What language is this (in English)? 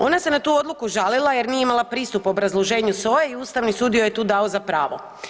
Croatian